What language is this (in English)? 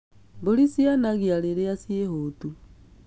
Kikuyu